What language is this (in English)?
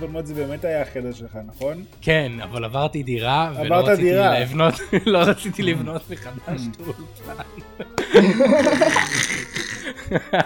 Hebrew